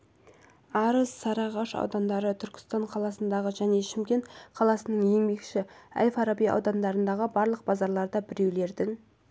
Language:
Kazakh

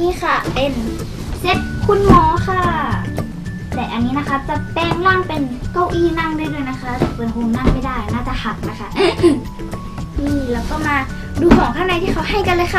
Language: Thai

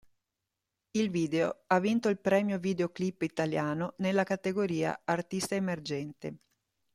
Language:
Italian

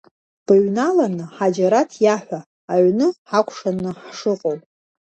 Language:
Abkhazian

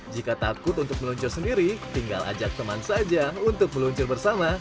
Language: Indonesian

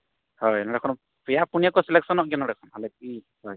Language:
Santali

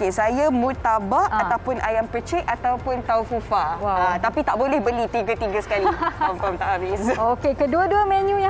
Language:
Malay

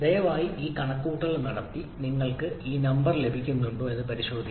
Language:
Malayalam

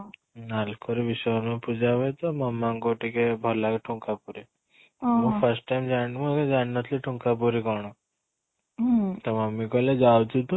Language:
Odia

